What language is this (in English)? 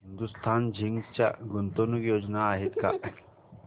Marathi